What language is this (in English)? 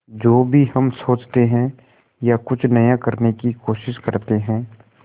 Hindi